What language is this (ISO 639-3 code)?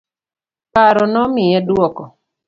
luo